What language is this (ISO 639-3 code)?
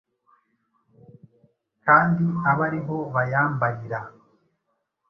kin